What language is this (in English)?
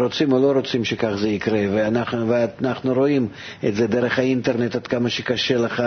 Hebrew